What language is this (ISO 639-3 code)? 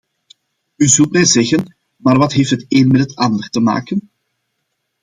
nld